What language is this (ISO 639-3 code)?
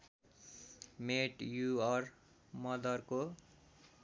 nep